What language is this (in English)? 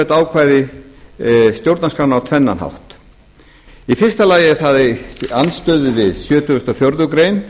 Icelandic